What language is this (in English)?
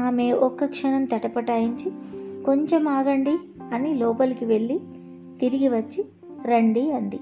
Telugu